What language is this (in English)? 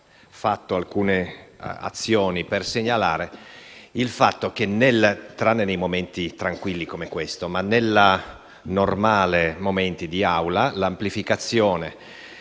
Italian